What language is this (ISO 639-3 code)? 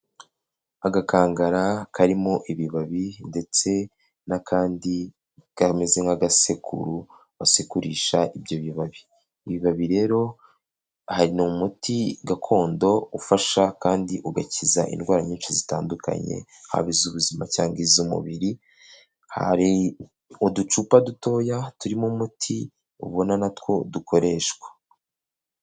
kin